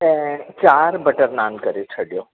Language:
Sindhi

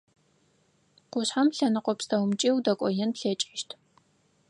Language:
Adyghe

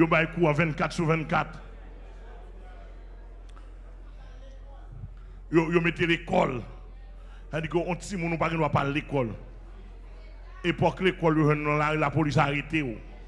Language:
French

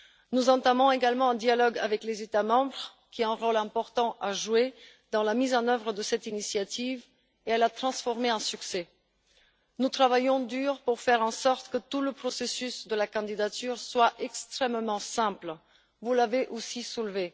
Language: French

